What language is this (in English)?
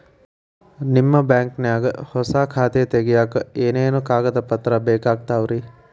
Kannada